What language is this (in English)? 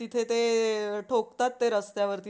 Marathi